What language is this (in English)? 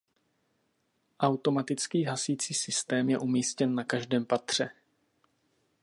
Czech